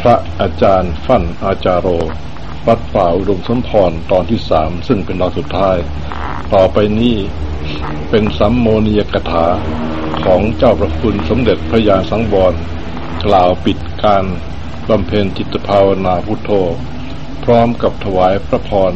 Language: Thai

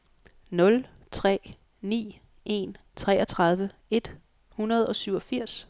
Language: Danish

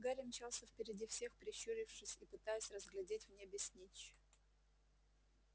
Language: Russian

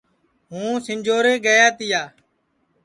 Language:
Sansi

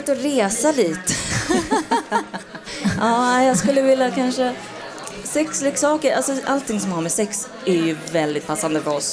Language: Swedish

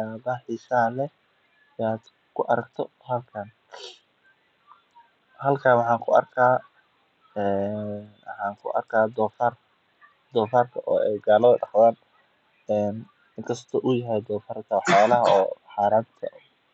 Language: Somali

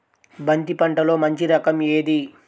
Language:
Telugu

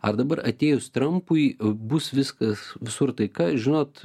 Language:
Lithuanian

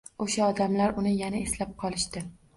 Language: Uzbek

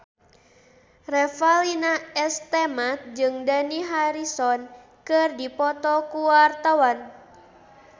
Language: Sundanese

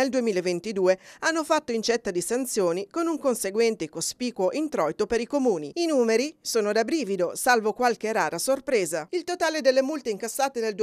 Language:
Italian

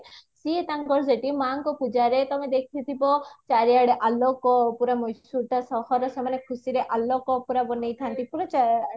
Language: Odia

